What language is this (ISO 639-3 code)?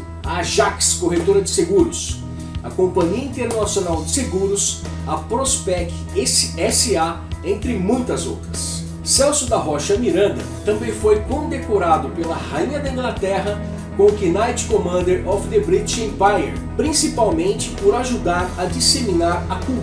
por